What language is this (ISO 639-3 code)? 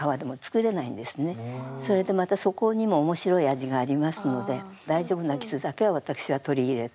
jpn